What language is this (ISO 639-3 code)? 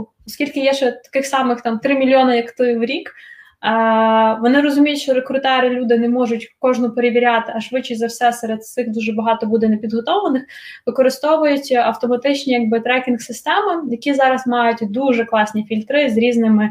ukr